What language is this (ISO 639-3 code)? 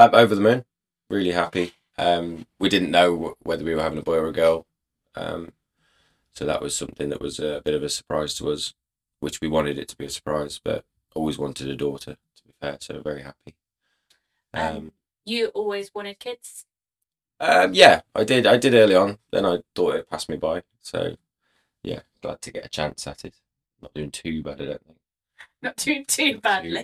eng